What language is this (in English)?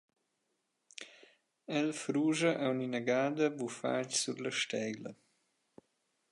Romansh